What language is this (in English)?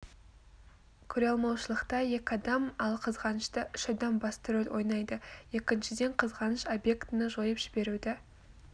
Kazakh